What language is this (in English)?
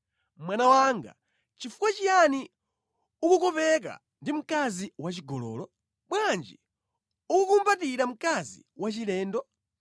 Nyanja